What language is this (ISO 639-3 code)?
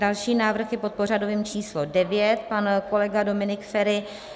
ces